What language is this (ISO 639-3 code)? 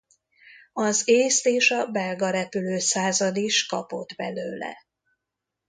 hun